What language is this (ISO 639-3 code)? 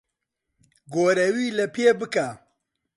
ckb